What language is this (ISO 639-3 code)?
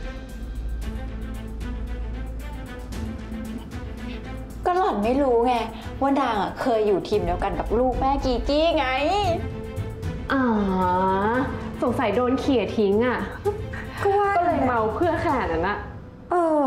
tha